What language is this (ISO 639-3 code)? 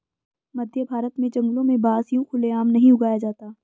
hin